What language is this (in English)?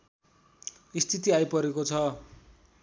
Nepali